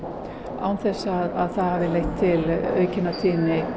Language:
Icelandic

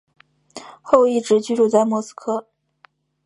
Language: Chinese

